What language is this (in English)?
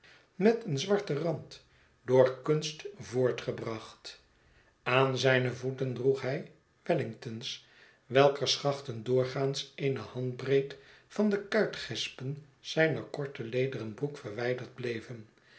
Dutch